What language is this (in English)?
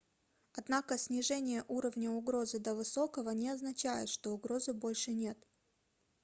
Russian